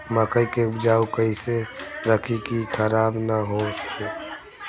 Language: Bhojpuri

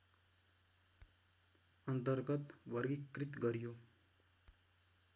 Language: Nepali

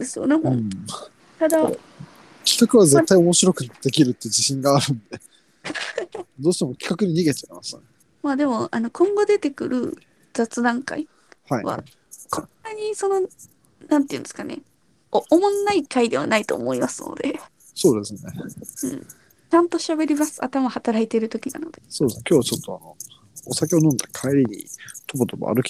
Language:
Japanese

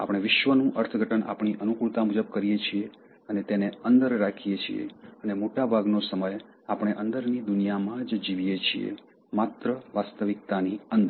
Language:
Gujarati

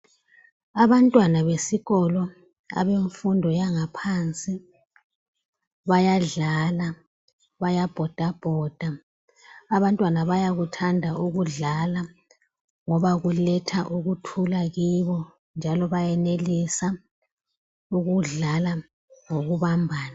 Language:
North Ndebele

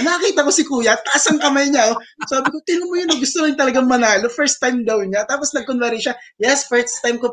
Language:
Filipino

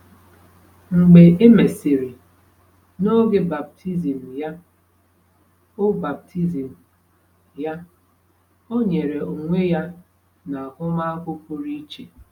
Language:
Igbo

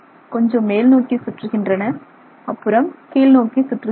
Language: Tamil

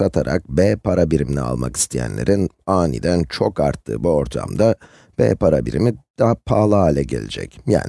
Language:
Turkish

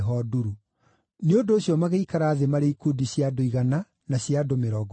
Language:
Kikuyu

